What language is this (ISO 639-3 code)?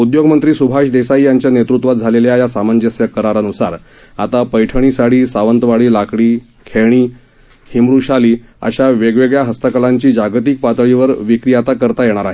mar